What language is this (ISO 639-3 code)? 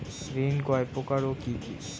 ben